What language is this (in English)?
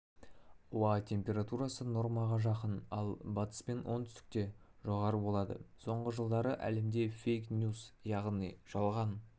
Kazakh